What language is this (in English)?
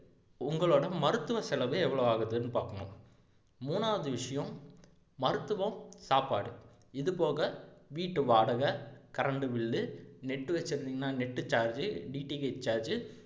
Tamil